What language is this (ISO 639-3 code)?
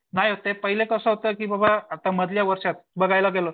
mar